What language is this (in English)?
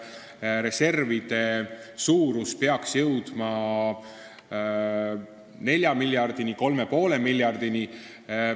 Estonian